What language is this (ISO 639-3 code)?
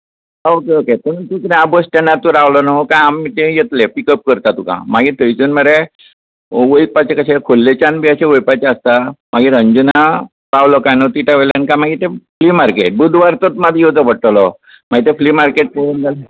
kok